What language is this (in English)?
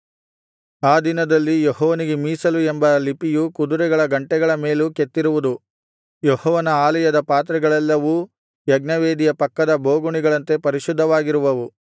Kannada